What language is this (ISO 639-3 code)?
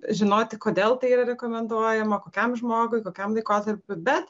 lit